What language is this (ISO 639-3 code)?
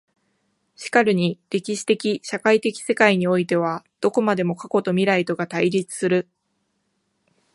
jpn